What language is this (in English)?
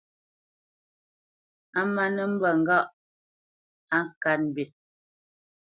Bamenyam